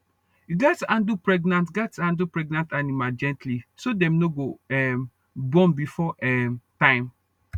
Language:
Nigerian Pidgin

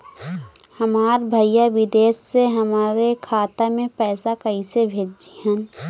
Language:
Bhojpuri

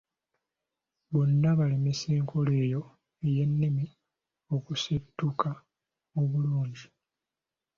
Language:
Ganda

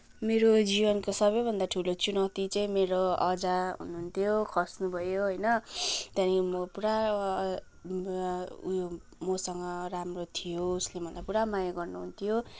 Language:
Nepali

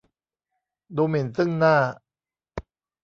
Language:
Thai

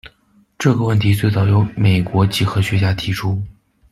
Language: Chinese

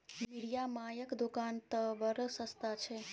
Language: Maithili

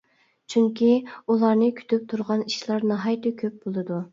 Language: Uyghur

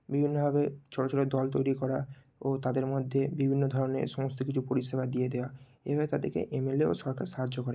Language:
Bangla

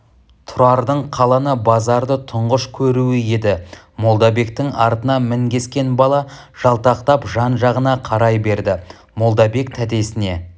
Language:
Kazakh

